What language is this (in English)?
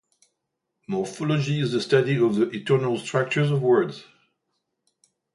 English